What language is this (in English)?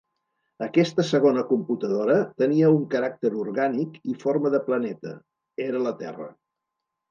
Catalan